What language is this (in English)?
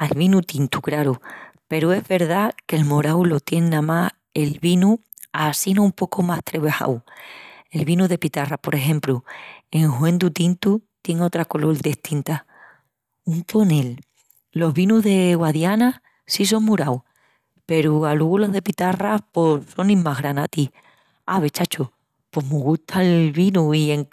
Extremaduran